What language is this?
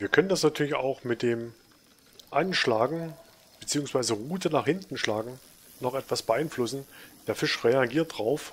German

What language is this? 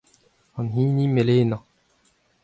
Breton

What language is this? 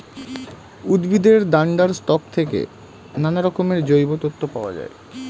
Bangla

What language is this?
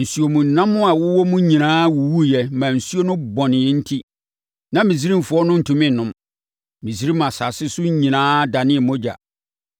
Akan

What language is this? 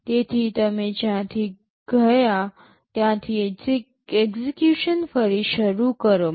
Gujarati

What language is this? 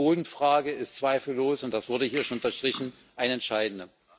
German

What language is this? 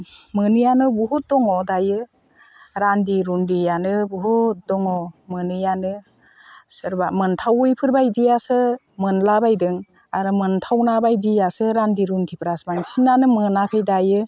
Bodo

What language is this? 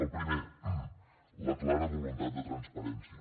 Catalan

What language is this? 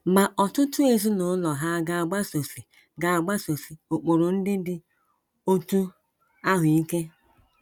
Igbo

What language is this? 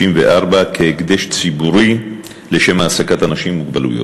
Hebrew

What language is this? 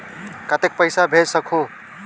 Chhattisgarhi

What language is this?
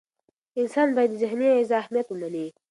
Pashto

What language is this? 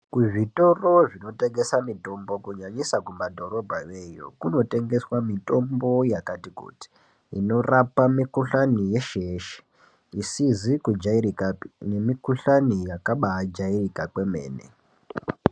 Ndau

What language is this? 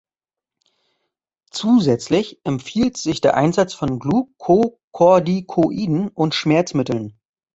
German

